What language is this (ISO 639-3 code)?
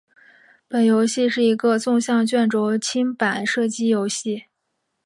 zho